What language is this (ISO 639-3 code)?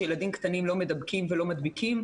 heb